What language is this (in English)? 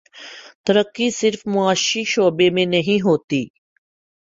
Urdu